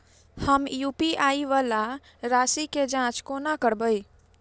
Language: Maithili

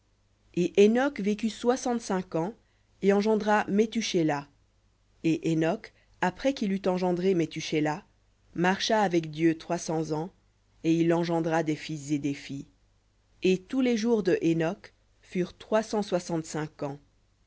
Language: French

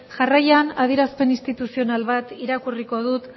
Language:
Basque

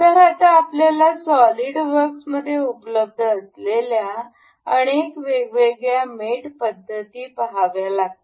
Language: Marathi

